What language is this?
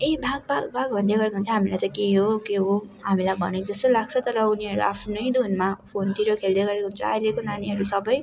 Nepali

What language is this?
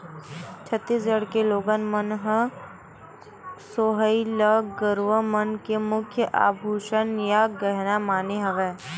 Chhattisgarhi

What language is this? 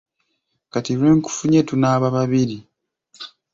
Ganda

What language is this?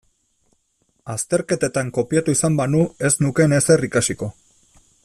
Basque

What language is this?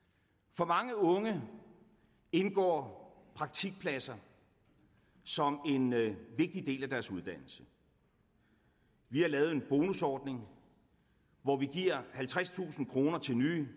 Danish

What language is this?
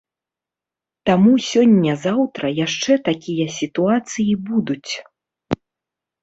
Belarusian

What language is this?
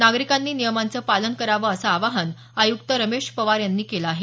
Marathi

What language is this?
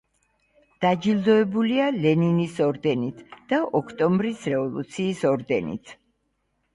Georgian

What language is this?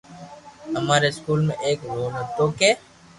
Loarki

